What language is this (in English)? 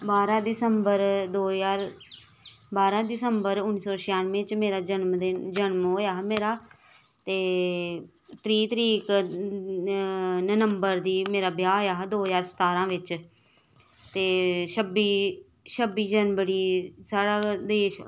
Dogri